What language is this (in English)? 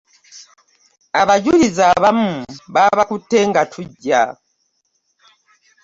Ganda